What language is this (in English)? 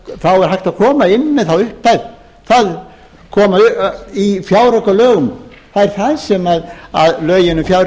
Icelandic